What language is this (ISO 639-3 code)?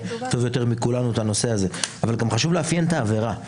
heb